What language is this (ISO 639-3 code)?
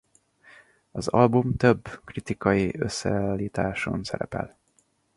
hun